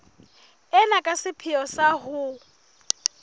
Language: Southern Sotho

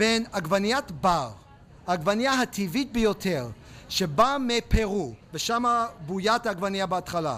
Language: Hebrew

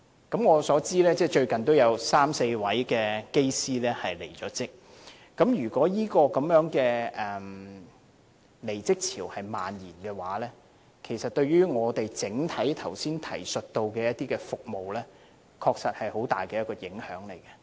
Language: Cantonese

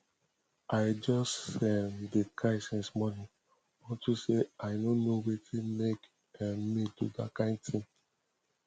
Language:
Nigerian Pidgin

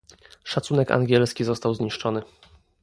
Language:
Polish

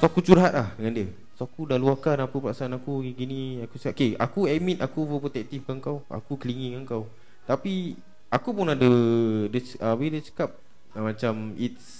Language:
Malay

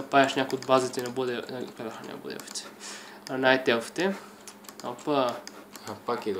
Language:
Romanian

